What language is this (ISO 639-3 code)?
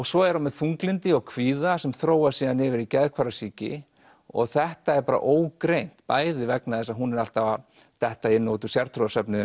isl